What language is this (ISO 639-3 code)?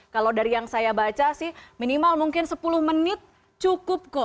ind